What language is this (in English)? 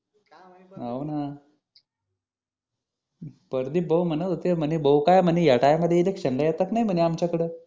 Marathi